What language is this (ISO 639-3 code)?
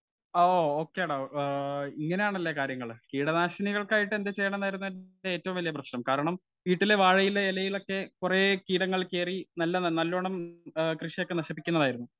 mal